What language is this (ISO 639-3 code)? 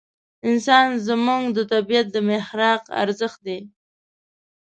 pus